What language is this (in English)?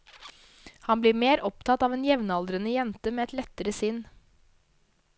Norwegian